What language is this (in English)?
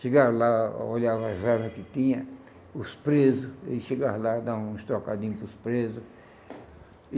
Portuguese